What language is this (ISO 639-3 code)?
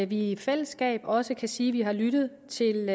dan